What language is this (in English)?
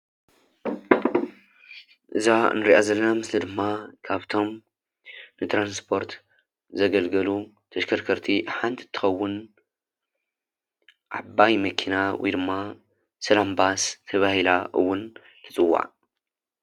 Tigrinya